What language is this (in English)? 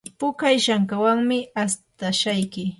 Yanahuanca Pasco Quechua